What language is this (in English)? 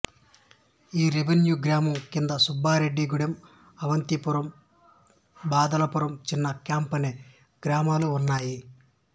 Telugu